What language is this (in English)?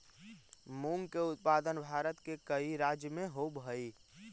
Magahi